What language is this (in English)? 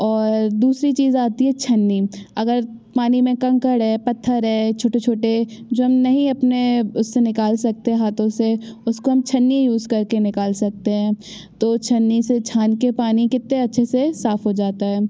Hindi